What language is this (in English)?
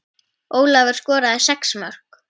Icelandic